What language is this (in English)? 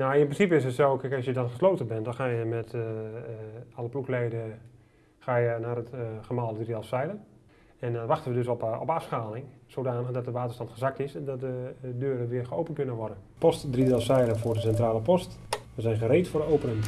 Dutch